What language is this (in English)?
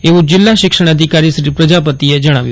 Gujarati